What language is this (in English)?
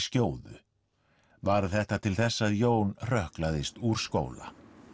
Icelandic